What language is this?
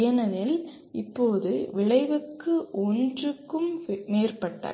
Tamil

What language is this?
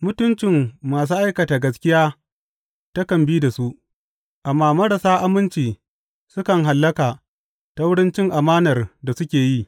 Hausa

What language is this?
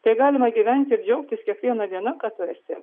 Lithuanian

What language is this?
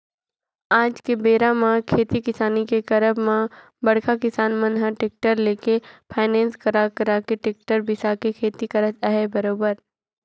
Chhattisgarhi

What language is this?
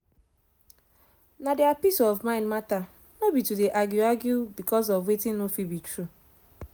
Nigerian Pidgin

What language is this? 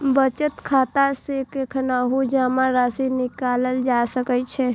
Maithili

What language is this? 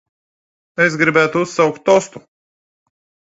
Latvian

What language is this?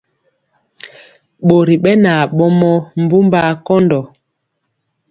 Mpiemo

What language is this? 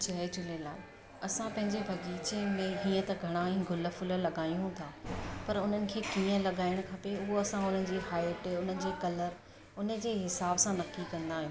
Sindhi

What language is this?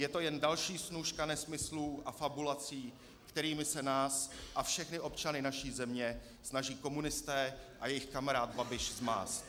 Czech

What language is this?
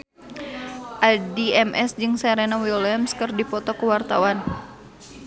Sundanese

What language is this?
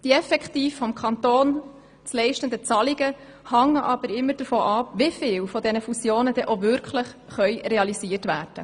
Swiss German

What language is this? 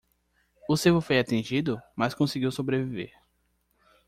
Portuguese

